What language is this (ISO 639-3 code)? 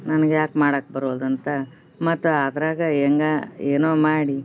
kan